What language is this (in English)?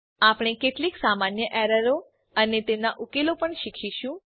Gujarati